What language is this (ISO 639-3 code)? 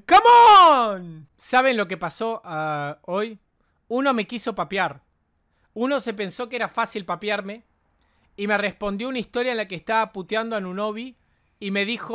spa